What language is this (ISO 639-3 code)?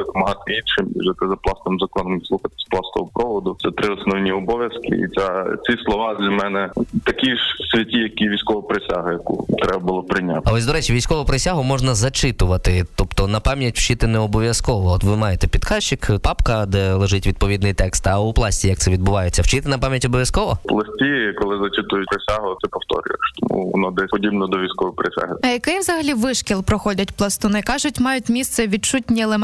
ukr